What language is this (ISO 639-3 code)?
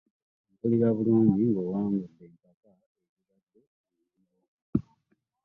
lug